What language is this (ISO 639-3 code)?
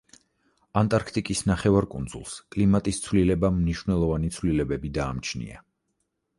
kat